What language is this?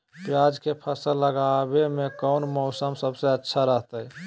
Magahi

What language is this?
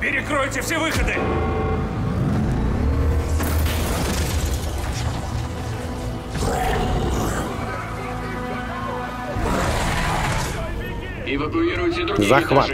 Russian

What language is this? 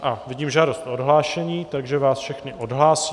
Czech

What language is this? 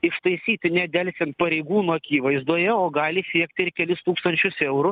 Lithuanian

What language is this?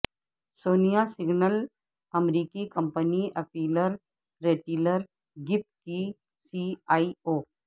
Urdu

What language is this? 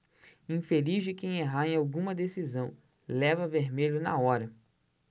Portuguese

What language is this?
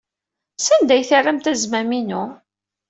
Kabyle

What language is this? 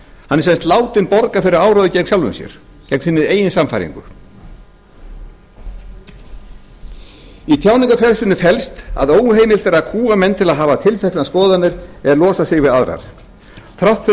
Icelandic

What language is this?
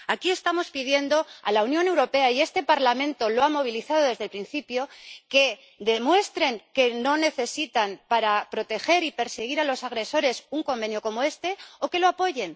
Spanish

